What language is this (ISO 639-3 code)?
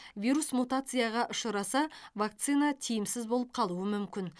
kaz